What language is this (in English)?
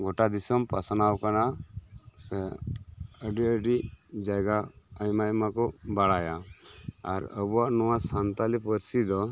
Santali